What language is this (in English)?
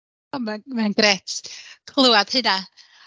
Welsh